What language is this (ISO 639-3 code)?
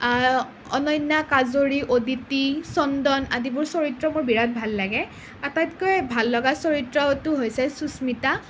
asm